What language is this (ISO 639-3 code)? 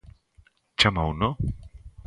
glg